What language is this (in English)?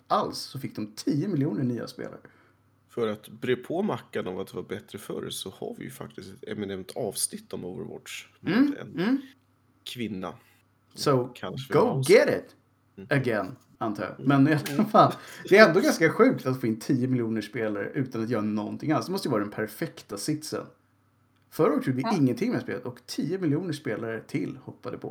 Swedish